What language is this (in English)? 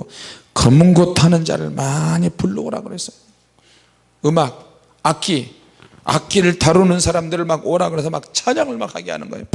Korean